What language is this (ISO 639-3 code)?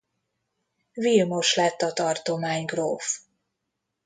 hun